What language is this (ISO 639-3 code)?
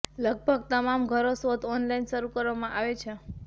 guj